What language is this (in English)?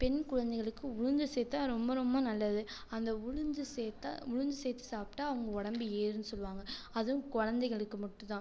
Tamil